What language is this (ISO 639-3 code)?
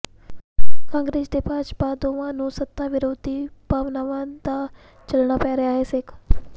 pan